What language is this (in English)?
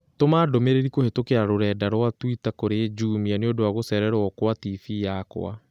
Kikuyu